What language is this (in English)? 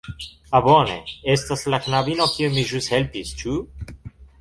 Esperanto